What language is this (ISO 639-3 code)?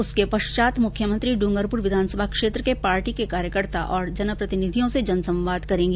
hin